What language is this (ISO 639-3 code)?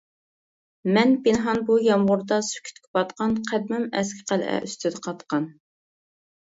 uig